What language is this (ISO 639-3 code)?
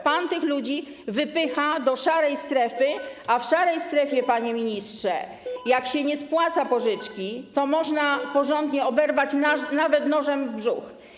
pol